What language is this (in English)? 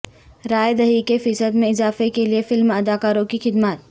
Urdu